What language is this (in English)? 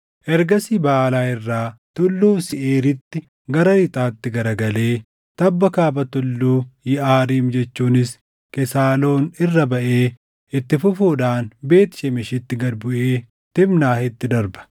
Oromo